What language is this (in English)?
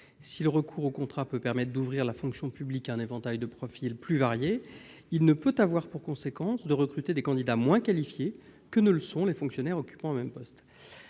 French